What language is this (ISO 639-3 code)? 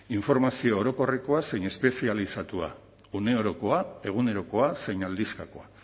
eus